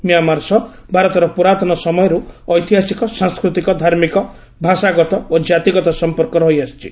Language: Odia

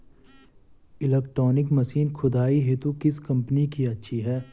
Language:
Hindi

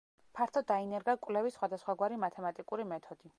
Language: Georgian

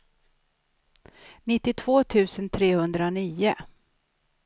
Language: Swedish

